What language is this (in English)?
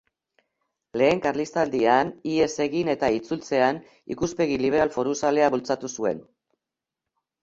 Basque